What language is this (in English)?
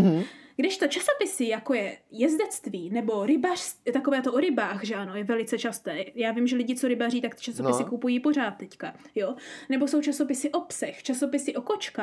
Czech